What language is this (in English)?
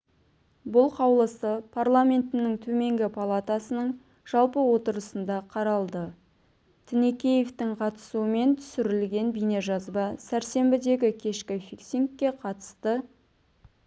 Kazakh